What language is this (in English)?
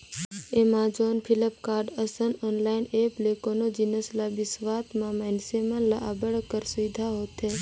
Chhattisgarhi